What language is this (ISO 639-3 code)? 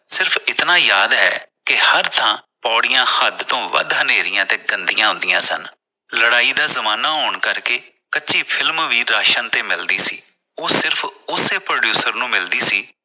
pan